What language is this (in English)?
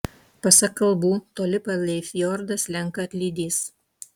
Lithuanian